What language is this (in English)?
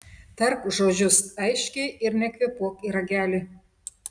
Lithuanian